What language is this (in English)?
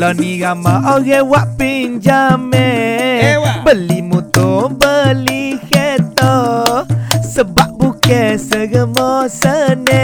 Malay